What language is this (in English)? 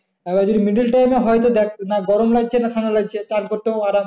Bangla